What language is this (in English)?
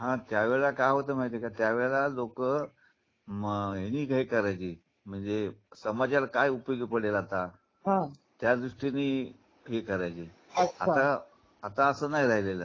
Marathi